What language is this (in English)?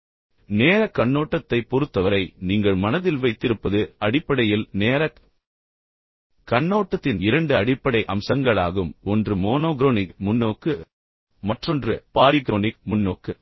Tamil